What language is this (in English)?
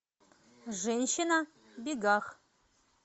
Russian